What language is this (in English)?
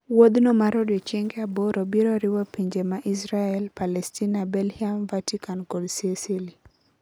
Luo (Kenya and Tanzania)